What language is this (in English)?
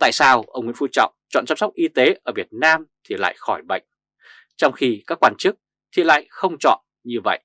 Vietnamese